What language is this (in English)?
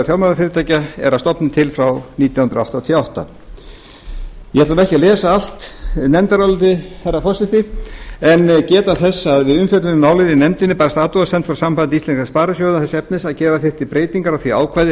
Icelandic